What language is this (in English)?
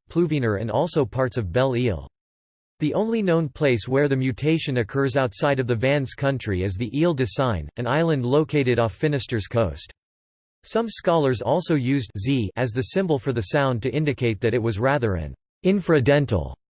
English